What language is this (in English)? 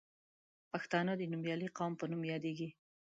Pashto